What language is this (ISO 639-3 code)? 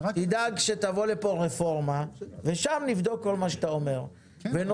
heb